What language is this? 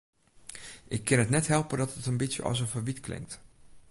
Western Frisian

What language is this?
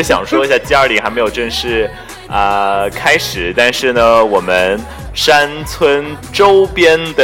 Chinese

